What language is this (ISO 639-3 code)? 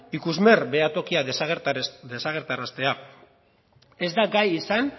eus